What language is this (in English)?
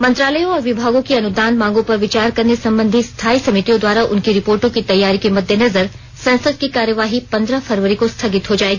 Hindi